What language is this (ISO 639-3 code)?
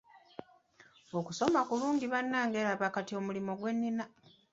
lug